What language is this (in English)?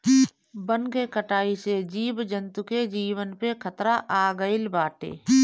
Bhojpuri